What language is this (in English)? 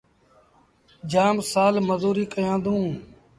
Sindhi Bhil